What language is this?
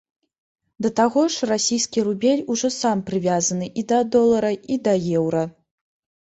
Belarusian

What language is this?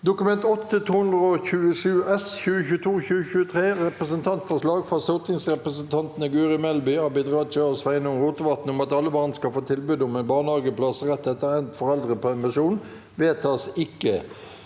Norwegian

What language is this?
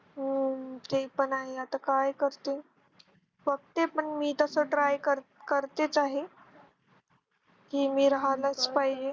Marathi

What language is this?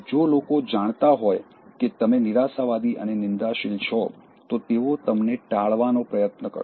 Gujarati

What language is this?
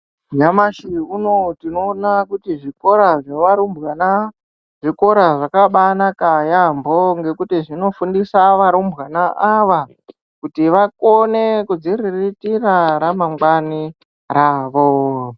Ndau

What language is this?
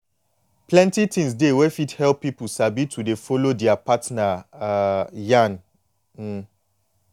Nigerian Pidgin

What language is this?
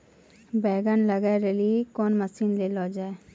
Maithili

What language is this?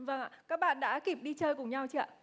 Vietnamese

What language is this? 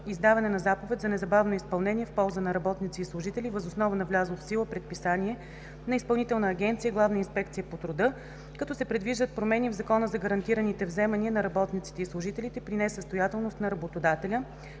Bulgarian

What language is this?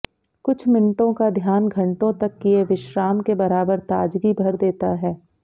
Hindi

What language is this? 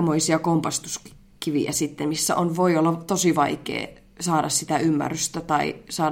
Finnish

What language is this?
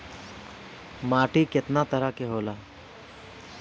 Bhojpuri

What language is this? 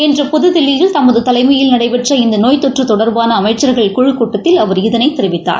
Tamil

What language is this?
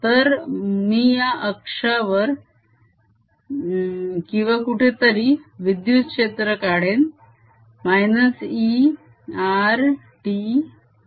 Marathi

